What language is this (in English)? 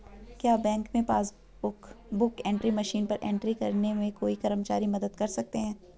Hindi